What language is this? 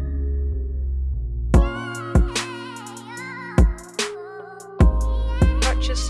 English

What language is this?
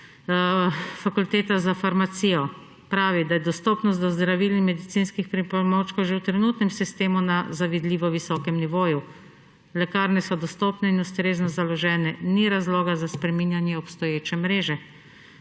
Slovenian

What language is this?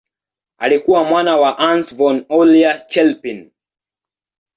Swahili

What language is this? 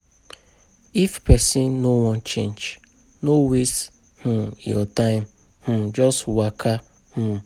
Nigerian Pidgin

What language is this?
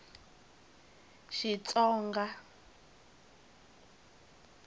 Tsonga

